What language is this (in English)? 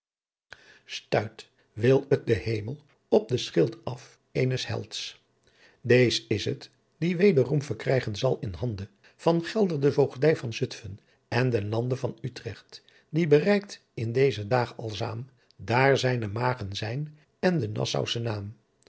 Dutch